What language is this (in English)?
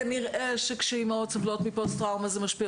Hebrew